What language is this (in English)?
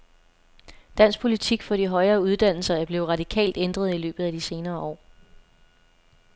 Danish